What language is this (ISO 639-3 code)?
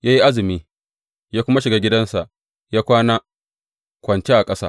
hau